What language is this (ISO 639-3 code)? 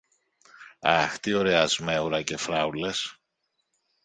ell